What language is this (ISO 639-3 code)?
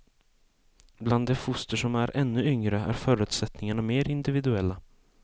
swe